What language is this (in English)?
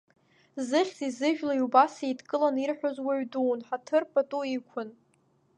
Abkhazian